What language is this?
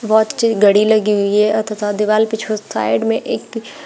Hindi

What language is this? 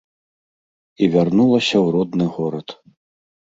Belarusian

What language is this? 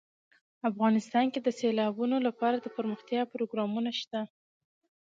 Pashto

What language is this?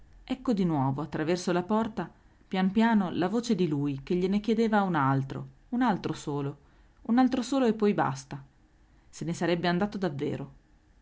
Italian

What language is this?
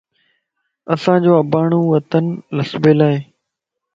Lasi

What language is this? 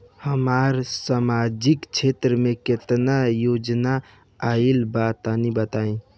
Bhojpuri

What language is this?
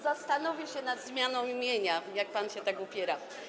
Polish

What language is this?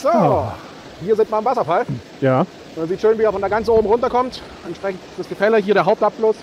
German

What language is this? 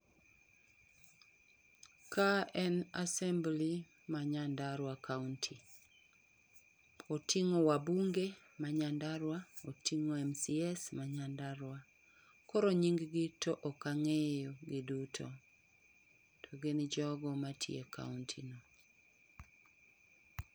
Luo (Kenya and Tanzania)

